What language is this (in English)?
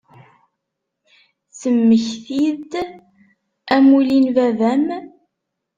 Kabyle